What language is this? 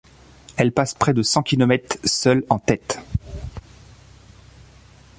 French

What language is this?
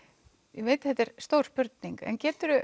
Icelandic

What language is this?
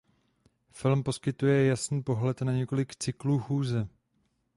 Czech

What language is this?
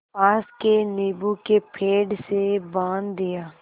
Hindi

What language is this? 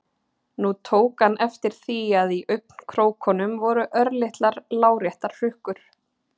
Icelandic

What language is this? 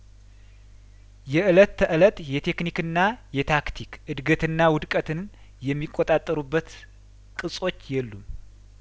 Amharic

